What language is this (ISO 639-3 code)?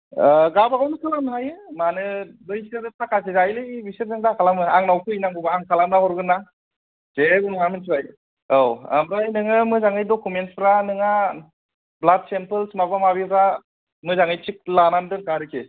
brx